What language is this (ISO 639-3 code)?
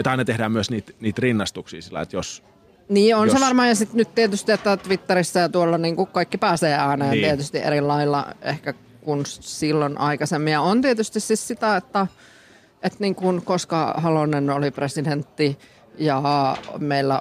fin